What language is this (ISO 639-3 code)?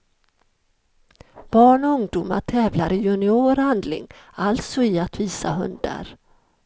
swe